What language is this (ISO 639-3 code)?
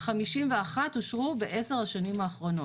heb